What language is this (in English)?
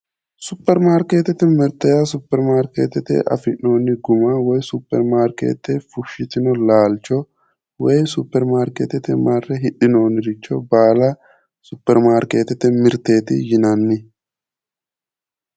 Sidamo